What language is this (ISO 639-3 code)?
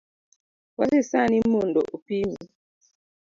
luo